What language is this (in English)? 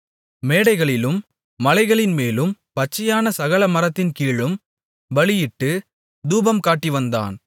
Tamil